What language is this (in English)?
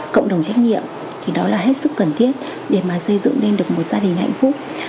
Vietnamese